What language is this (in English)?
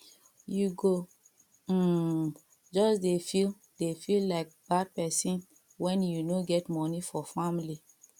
Nigerian Pidgin